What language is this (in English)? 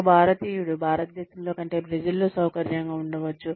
Telugu